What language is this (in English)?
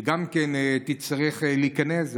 Hebrew